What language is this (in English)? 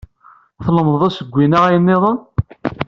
Kabyle